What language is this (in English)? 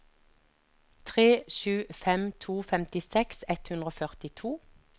Norwegian